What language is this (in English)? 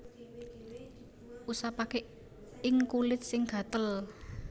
Javanese